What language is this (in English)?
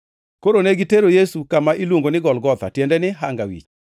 Luo (Kenya and Tanzania)